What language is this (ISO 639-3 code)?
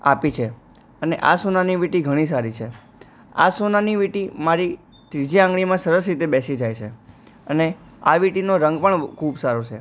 guj